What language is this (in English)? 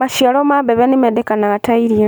Kikuyu